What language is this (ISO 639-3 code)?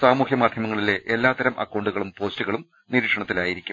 mal